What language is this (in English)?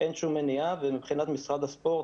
Hebrew